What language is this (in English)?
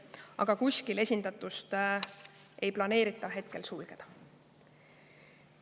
Estonian